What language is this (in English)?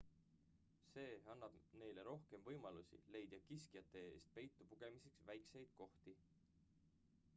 Estonian